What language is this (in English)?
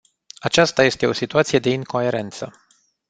Romanian